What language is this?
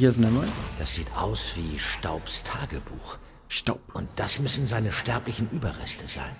German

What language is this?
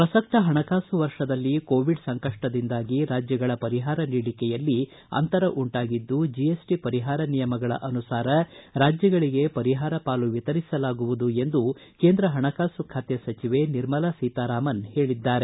Kannada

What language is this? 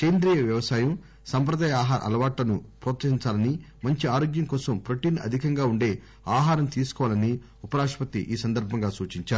Telugu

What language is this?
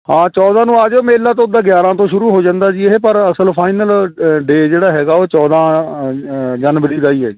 Punjabi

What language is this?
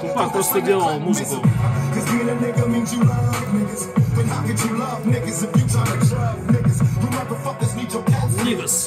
Russian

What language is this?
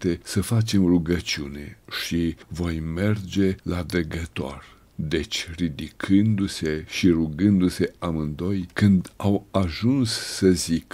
Romanian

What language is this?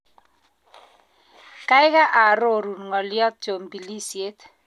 Kalenjin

